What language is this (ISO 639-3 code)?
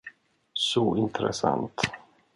swe